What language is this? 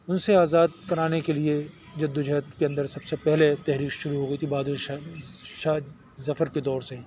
Urdu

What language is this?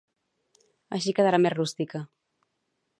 Catalan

